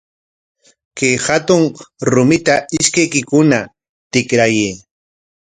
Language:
Corongo Ancash Quechua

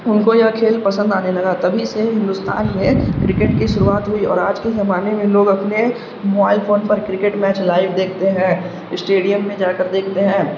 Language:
Urdu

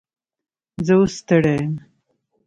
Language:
Pashto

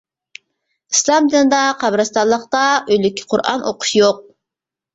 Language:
Uyghur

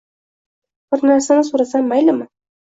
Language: Uzbek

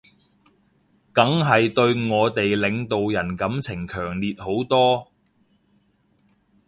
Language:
Cantonese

